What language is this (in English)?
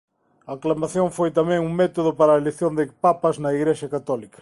Galician